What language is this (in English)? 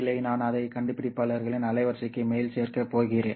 Tamil